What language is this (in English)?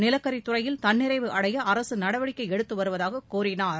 Tamil